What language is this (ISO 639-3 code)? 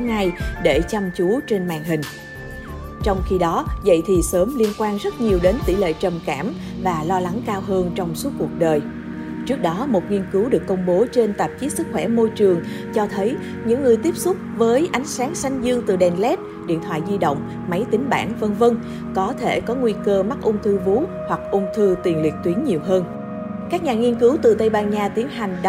vie